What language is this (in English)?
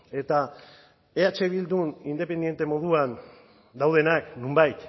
Basque